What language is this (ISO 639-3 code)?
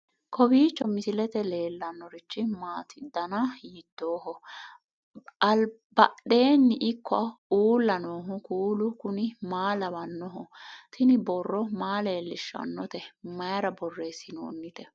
sid